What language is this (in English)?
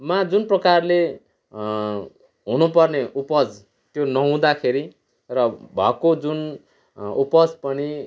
Nepali